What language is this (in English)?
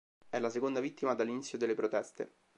Italian